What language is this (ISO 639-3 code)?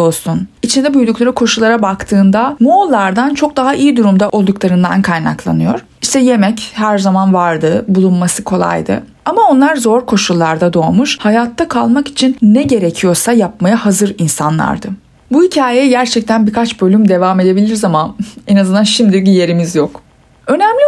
tur